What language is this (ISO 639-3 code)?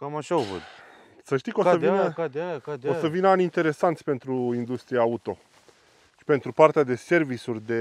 ron